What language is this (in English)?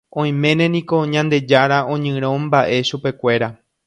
Guarani